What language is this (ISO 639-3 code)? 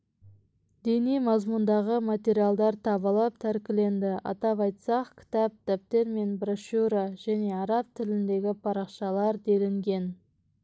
kaz